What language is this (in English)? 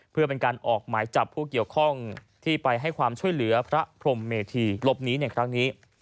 Thai